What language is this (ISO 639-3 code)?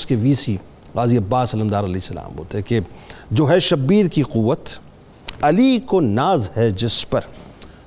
urd